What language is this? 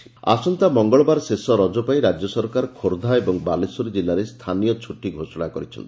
Odia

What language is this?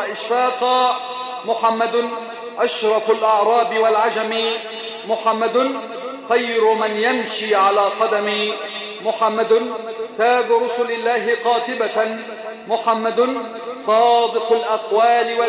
Arabic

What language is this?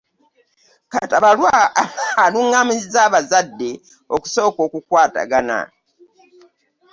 Ganda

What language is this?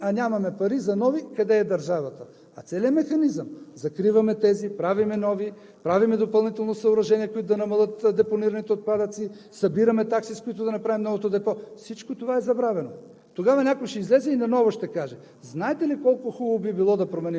Bulgarian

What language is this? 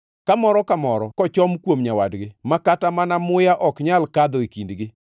Luo (Kenya and Tanzania)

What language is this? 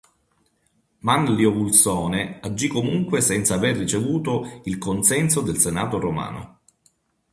Italian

